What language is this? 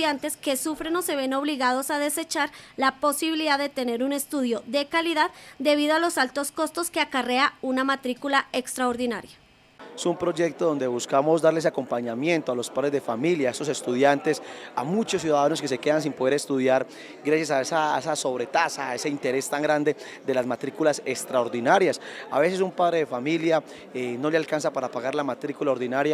Spanish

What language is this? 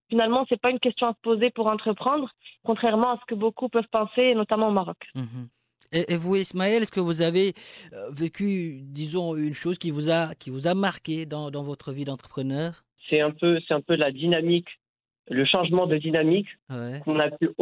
French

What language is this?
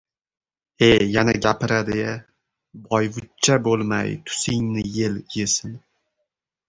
Uzbek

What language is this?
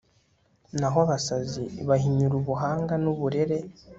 Kinyarwanda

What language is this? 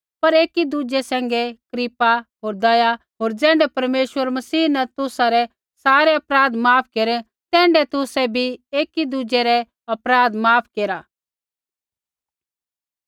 Kullu Pahari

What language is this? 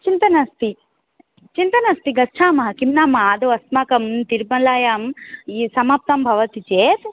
Sanskrit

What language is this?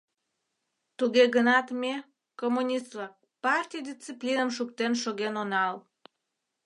Mari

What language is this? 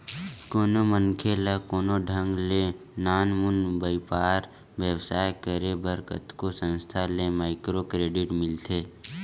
Chhattisgarhi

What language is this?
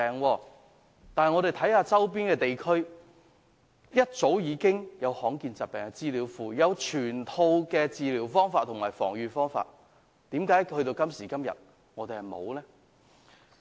Cantonese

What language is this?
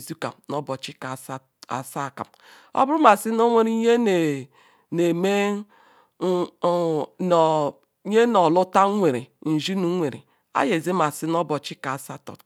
Ikwere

